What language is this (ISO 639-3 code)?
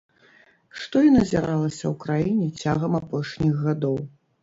bel